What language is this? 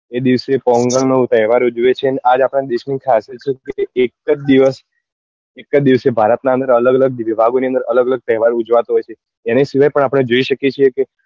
Gujarati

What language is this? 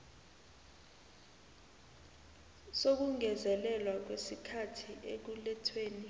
South Ndebele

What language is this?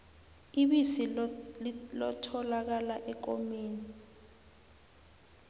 South Ndebele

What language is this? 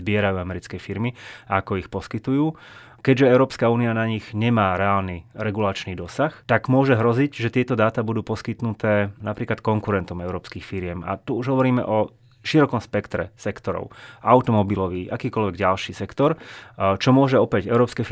Slovak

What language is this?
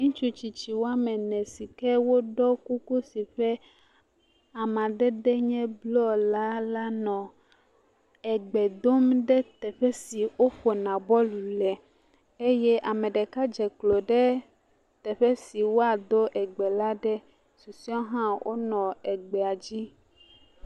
Ewe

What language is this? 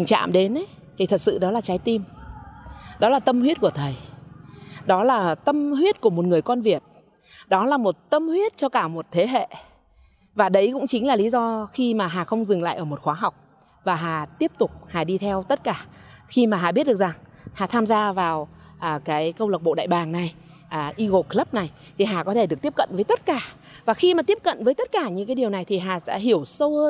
Vietnamese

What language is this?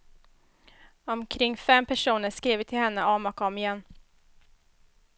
Swedish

